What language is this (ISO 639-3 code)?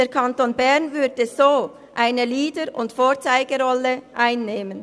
gsw